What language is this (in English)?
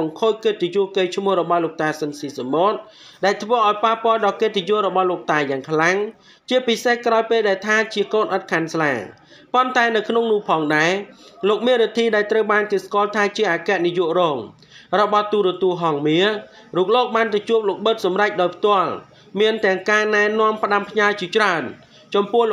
Thai